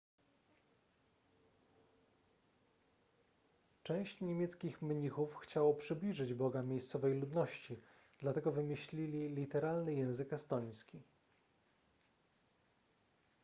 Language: Polish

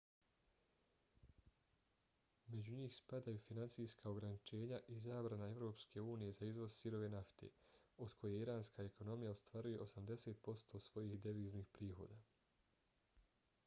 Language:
Bosnian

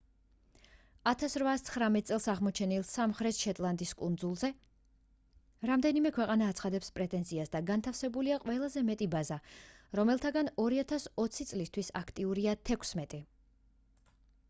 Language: Georgian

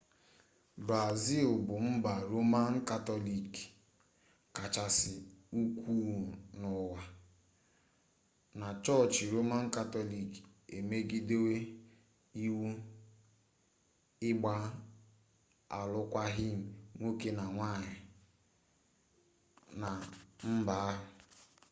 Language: Igbo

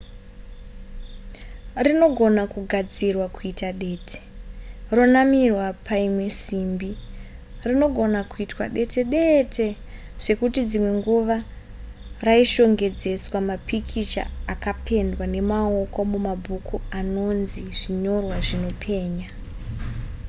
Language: Shona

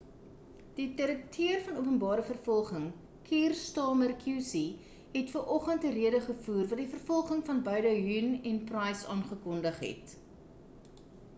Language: Afrikaans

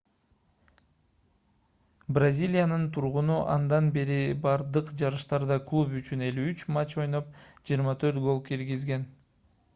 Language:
Kyrgyz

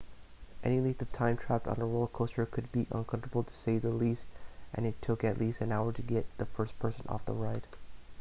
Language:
English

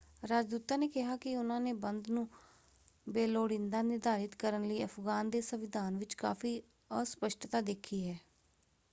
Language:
Punjabi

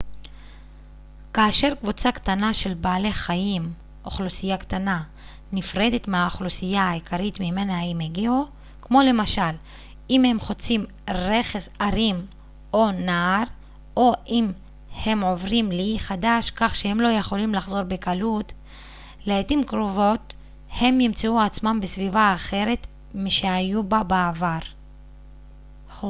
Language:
Hebrew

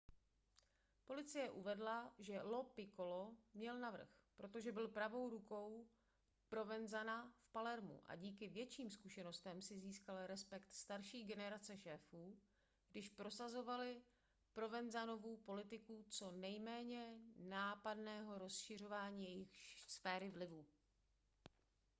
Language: Czech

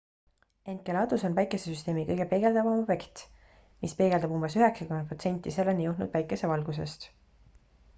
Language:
Estonian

